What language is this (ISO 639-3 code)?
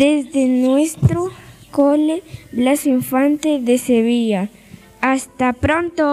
spa